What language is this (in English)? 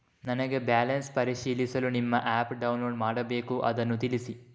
Kannada